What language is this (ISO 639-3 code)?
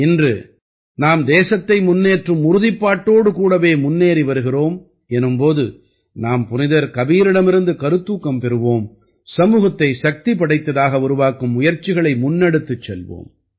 tam